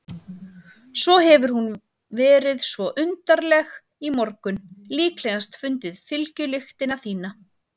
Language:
Icelandic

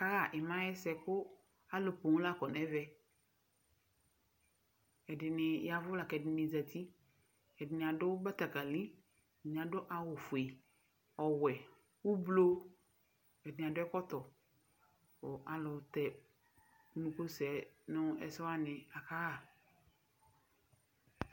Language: Ikposo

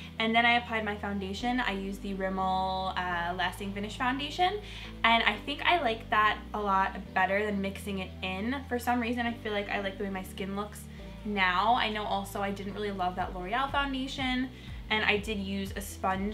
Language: English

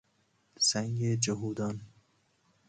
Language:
Persian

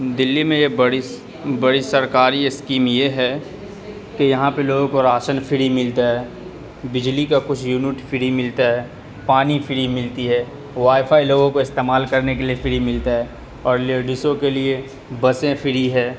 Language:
Urdu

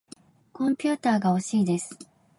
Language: Japanese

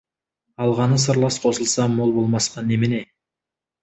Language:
Kazakh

